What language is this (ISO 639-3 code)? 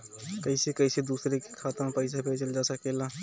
bho